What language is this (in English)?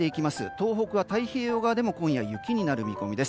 Japanese